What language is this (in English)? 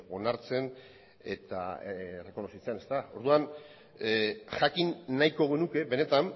Basque